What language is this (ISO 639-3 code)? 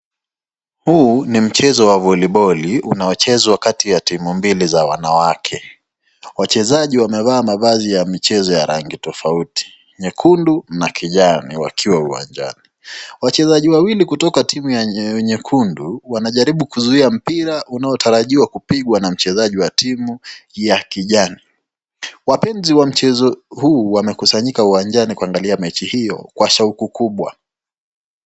swa